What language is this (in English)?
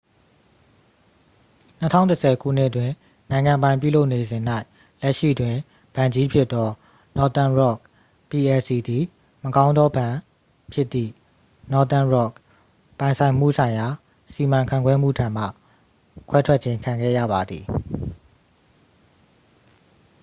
Burmese